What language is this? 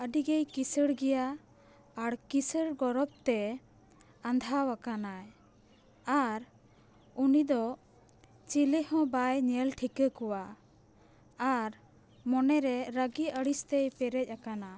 Santali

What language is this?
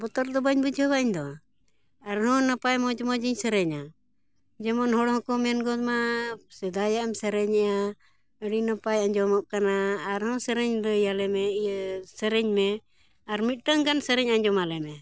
Santali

